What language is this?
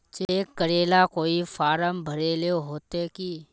Magahi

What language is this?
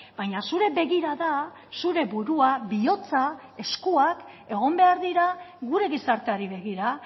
Basque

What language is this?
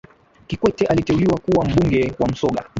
Swahili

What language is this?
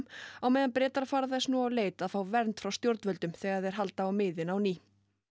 Icelandic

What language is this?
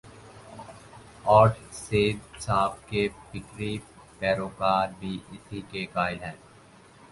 Urdu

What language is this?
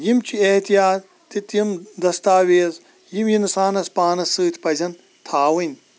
Kashmiri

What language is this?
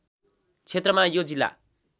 Nepali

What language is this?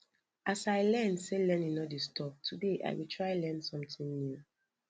Nigerian Pidgin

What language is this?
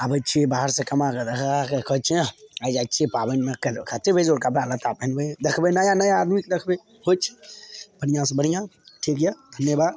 Maithili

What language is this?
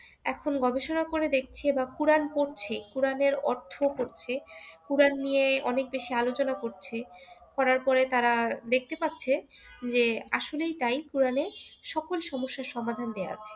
Bangla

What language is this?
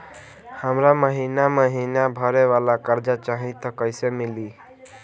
Bhojpuri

